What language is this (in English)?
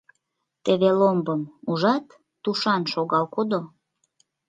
Mari